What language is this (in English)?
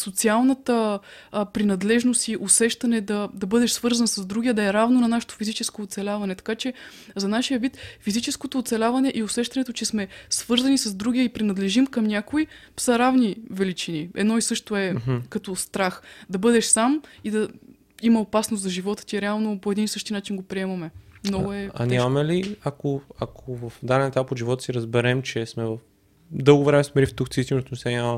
Bulgarian